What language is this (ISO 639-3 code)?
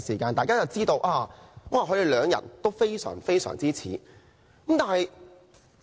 yue